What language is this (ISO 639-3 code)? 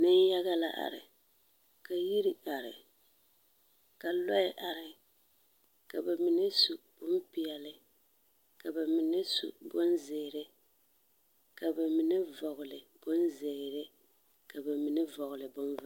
dga